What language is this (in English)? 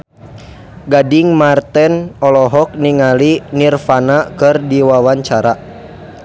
Sundanese